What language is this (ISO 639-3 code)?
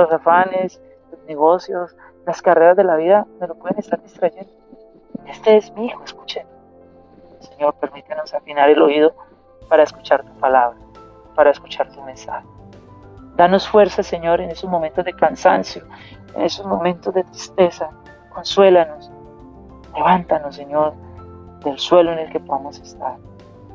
spa